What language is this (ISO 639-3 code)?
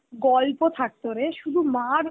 ben